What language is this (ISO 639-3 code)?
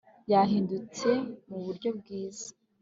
kin